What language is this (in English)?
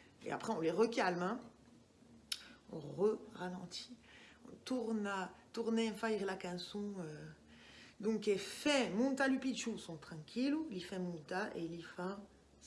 French